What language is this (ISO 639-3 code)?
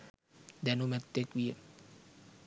sin